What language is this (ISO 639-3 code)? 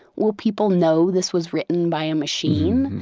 eng